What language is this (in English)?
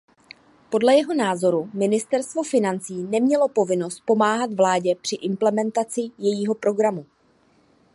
Czech